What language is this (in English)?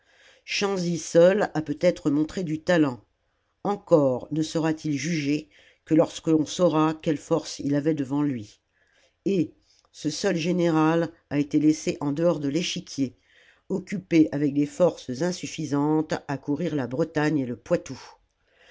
French